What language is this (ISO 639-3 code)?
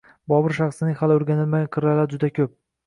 uzb